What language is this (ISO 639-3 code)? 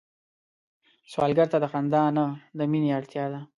pus